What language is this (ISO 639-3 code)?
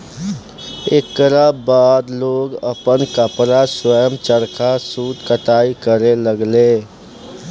bho